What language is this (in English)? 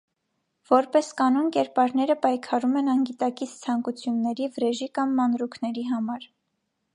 Armenian